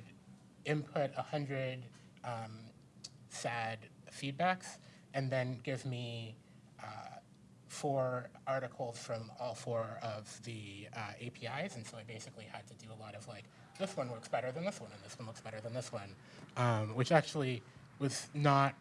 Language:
English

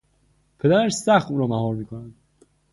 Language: Persian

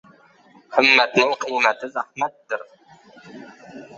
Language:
Uzbek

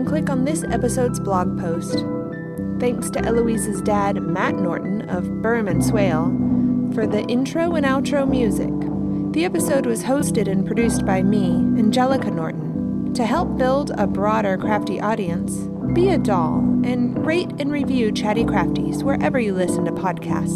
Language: English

